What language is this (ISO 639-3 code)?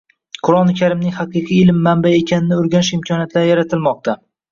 uzb